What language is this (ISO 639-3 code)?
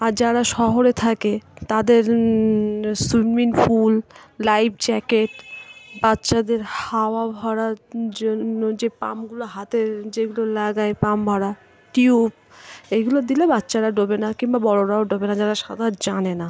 ben